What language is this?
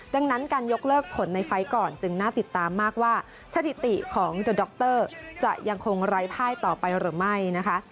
Thai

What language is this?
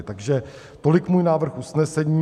Czech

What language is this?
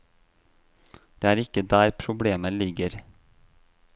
Norwegian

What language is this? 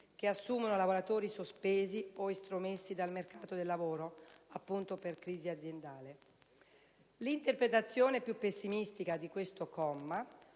Italian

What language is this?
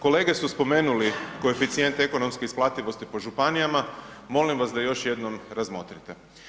Croatian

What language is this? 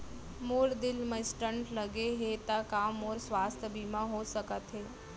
Chhattisgarhi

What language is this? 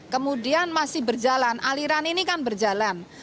Indonesian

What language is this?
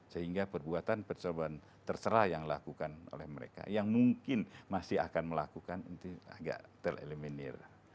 Indonesian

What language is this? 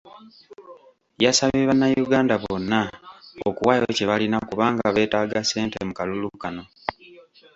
Ganda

